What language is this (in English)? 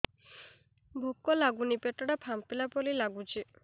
Odia